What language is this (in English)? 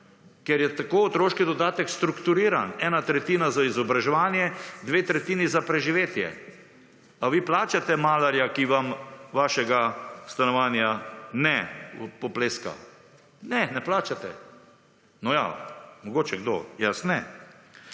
Slovenian